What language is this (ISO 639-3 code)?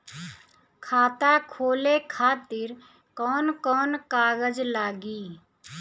bho